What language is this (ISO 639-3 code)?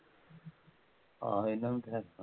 pan